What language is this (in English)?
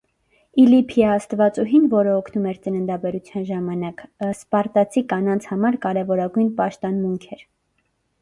Armenian